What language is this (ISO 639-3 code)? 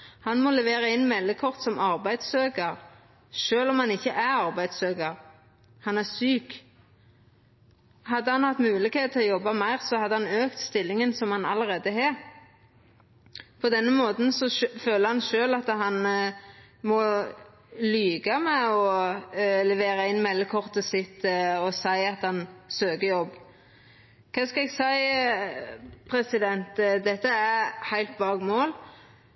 nno